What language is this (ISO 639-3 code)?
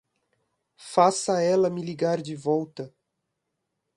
por